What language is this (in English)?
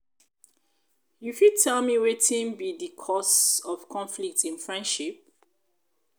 Nigerian Pidgin